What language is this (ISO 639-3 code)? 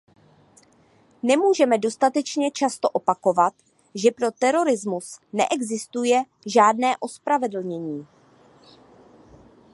ces